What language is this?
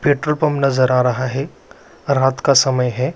Magahi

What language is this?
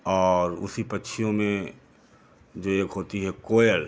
Hindi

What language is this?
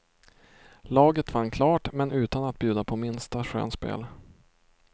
Swedish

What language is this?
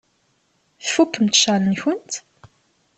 Kabyle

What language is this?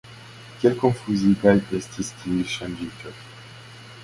Esperanto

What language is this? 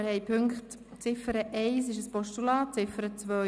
Swiss German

